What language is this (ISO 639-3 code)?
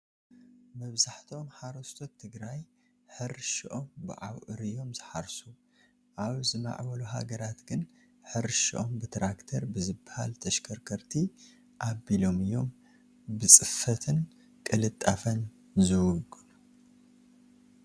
tir